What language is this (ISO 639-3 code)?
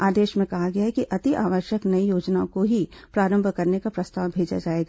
hin